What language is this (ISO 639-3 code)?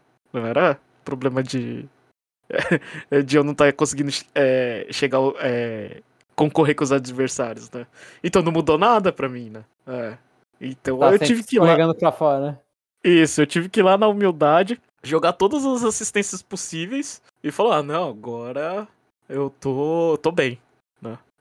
por